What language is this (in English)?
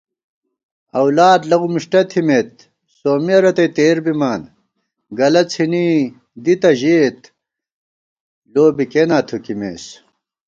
Gawar-Bati